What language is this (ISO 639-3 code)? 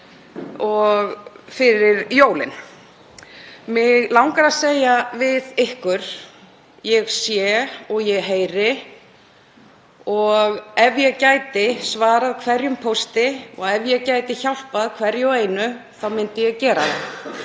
isl